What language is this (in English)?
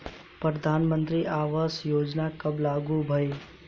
Bhojpuri